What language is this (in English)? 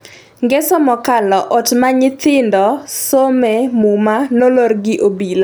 Luo (Kenya and Tanzania)